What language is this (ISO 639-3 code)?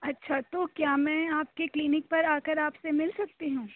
urd